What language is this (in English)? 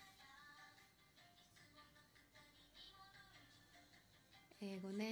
Japanese